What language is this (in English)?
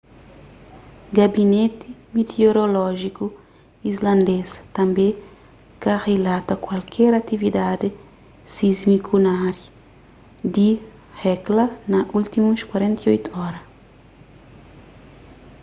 Kabuverdianu